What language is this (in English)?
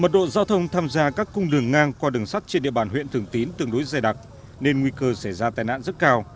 Vietnamese